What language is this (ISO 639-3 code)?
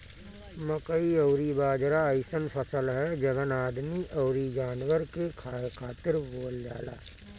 bho